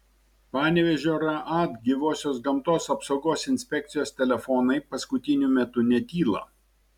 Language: Lithuanian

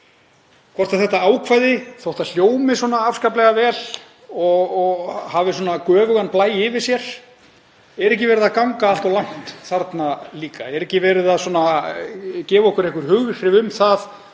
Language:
Icelandic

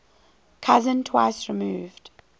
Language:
English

